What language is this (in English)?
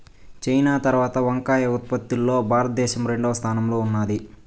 Telugu